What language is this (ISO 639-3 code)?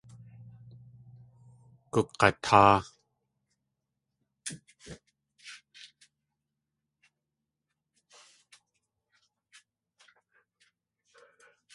tli